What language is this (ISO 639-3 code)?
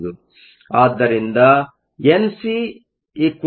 kan